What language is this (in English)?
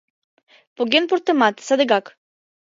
Mari